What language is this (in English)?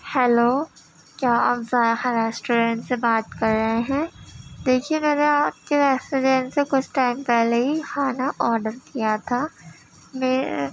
Urdu